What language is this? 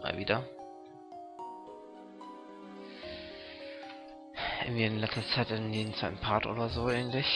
German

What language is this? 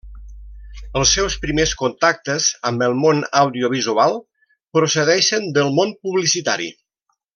Catalan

